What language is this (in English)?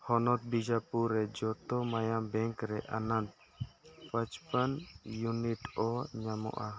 Santali